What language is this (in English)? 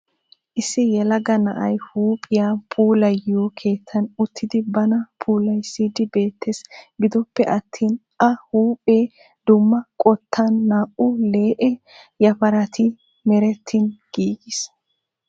Wolaytta